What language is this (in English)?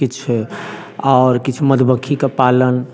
Maithili